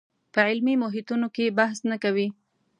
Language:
Pashto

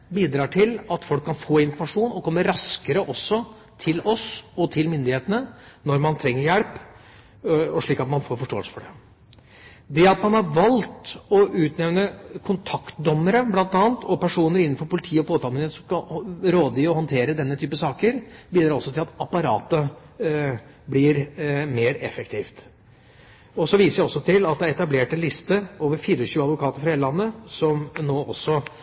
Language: Norwegian Bokmål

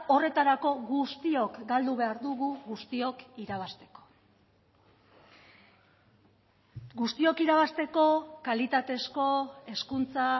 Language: Basque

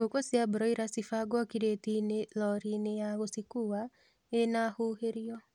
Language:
Kikuyu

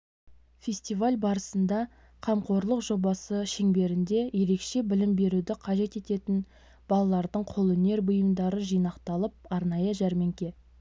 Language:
Kazakh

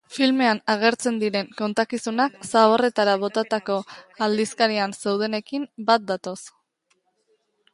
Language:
Basque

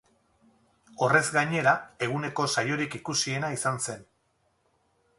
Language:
Basque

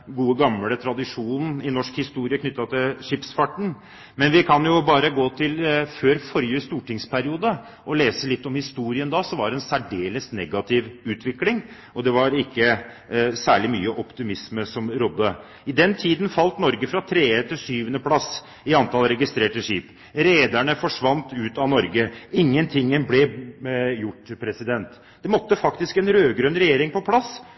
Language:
Norwegian Bokmål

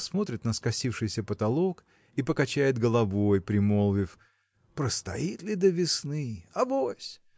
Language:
Russian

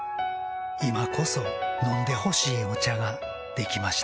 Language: Japanese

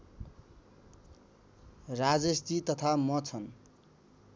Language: Nepali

